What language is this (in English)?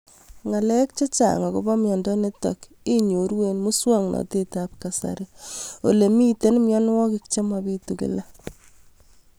Kalenjin